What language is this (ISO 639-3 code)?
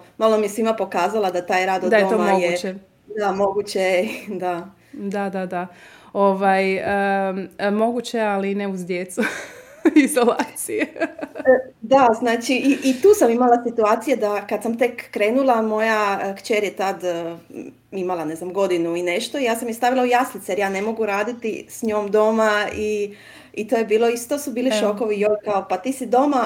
hrv